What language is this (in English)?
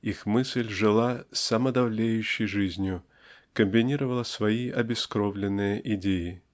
Russian